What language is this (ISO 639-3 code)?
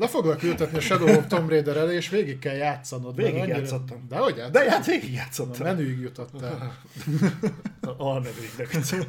hun